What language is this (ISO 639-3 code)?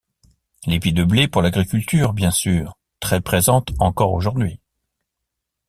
fra